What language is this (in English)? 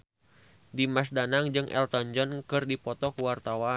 Sundanese